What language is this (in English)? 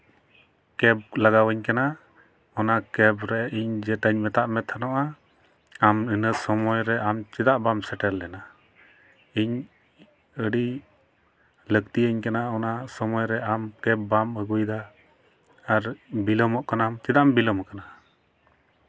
Santali